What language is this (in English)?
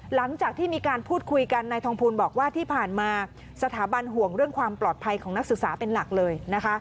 Thai